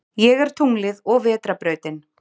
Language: Icelandic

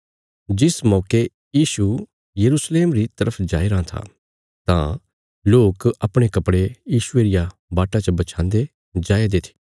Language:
Bilaspuri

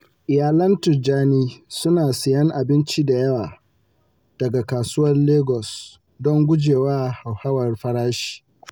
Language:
Hausa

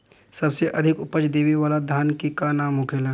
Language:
Bhojpuri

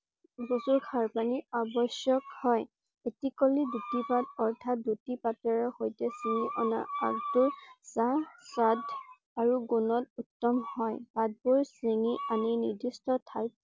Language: Assamese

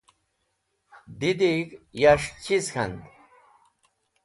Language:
Wakhi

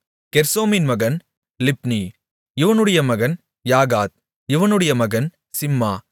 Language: Tamil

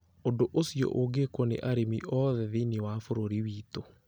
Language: Kikuyu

